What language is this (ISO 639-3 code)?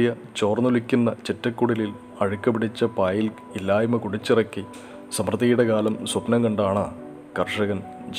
mal